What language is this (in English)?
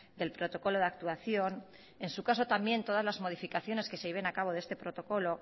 Spanish